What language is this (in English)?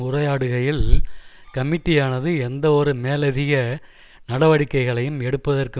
Tamil